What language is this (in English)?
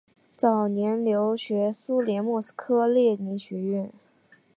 Chinese